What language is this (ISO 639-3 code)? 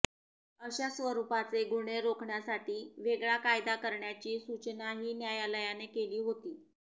mar